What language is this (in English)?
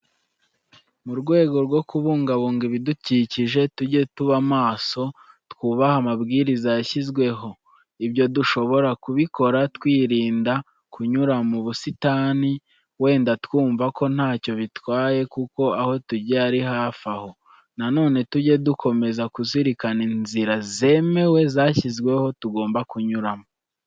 Kinyarwanda